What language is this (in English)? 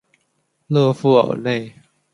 Chinese